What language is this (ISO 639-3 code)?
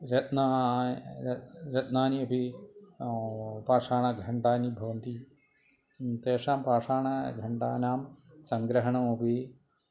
san